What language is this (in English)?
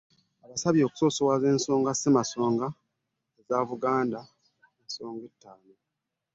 Ganda